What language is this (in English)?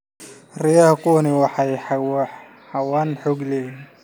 Somali